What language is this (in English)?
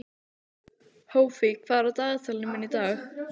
Icelandic